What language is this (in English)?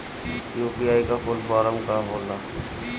Bhojpuri